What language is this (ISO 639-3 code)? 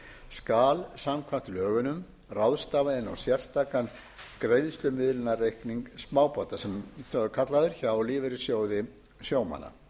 isl